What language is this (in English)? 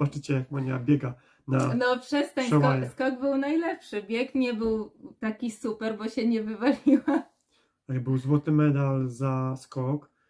Polish